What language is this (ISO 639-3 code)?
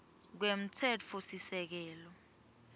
ssw